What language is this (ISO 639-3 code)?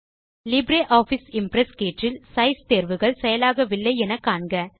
tam